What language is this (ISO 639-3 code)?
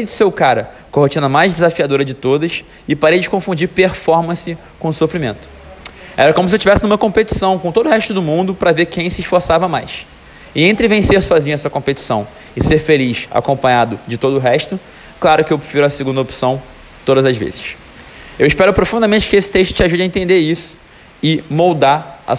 por